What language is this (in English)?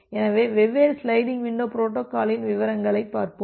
Tamil